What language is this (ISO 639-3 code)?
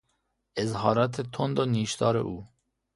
fas